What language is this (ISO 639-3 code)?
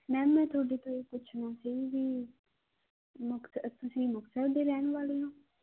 pan